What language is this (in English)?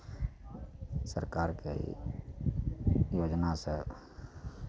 Maithili